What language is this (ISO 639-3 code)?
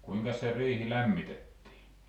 fin